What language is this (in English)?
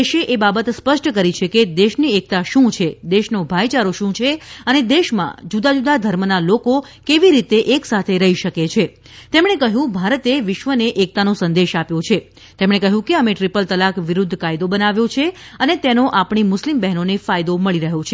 Gujarati